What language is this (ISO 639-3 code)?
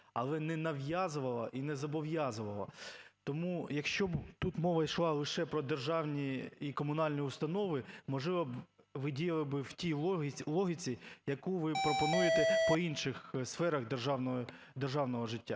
ukr